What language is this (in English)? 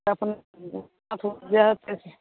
Maithili